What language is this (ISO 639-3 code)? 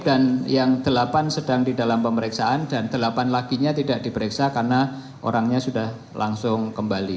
ind